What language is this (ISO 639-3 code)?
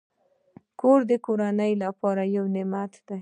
pus